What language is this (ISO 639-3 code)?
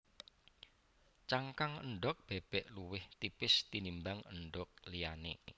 jav